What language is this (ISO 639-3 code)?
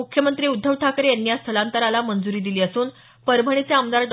mar